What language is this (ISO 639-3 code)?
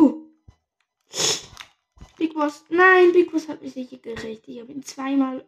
deu